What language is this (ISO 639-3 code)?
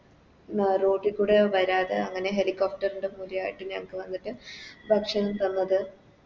mal